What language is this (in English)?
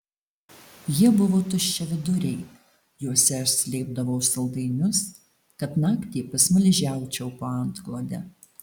Lithuanian